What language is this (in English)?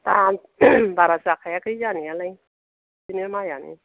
Bodo